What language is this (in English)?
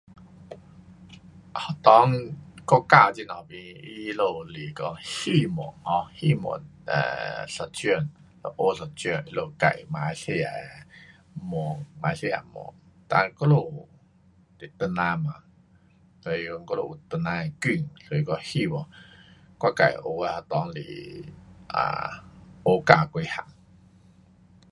Pu-Xian Chinese